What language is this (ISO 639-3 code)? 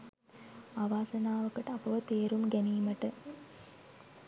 sin